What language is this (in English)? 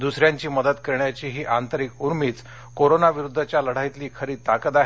Marathi